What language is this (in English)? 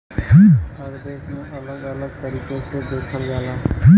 Bhojpuri